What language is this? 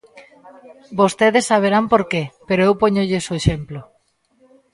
Galician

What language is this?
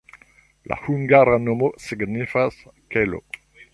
Esperanto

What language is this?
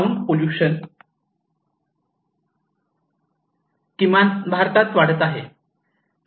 Marathi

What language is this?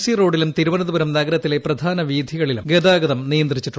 Malayalam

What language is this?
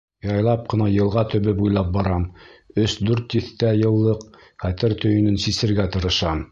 Bashkir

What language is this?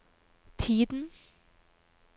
Norwegian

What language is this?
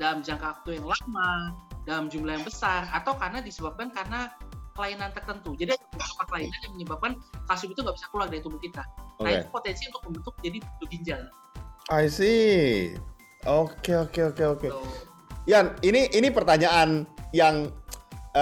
Indonesian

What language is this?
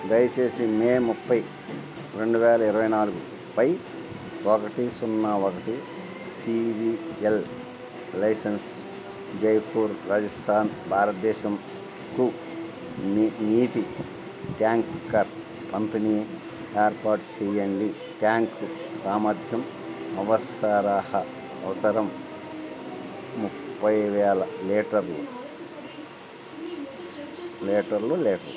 Telugu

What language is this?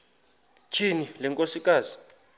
Xhosa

